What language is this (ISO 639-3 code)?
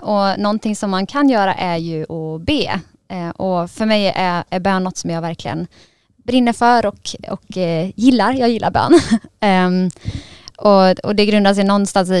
swe